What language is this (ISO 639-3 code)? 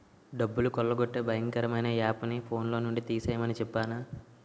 tel